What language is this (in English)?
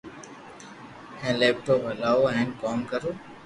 Loarki